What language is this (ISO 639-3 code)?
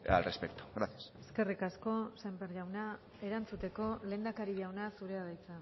eus